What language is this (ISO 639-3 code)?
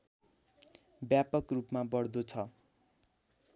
nep